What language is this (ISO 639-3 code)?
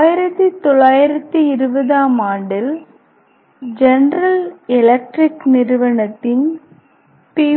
tam